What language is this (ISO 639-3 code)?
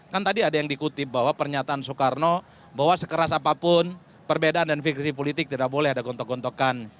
ind